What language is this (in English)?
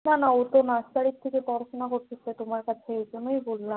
Bangla